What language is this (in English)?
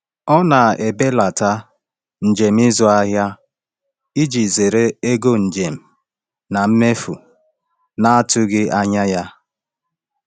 Igbo